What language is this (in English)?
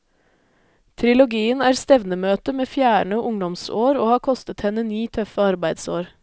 Norwegian